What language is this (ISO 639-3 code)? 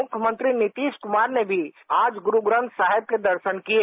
hin